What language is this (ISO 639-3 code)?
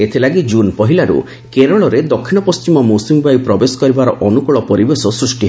ori